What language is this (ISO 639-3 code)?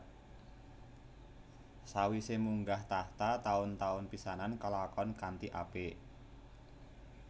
jav